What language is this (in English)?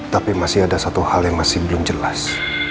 Indonesian